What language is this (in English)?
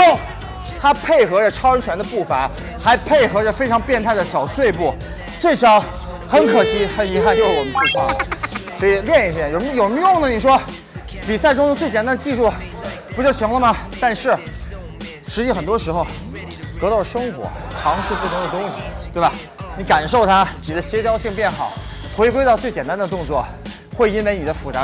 Chinese